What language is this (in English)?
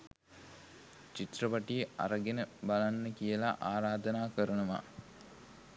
Sinhala